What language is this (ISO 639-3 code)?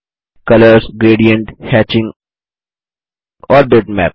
hin